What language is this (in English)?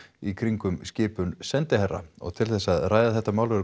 Icelandic